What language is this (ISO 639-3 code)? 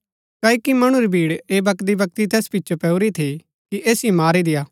gbk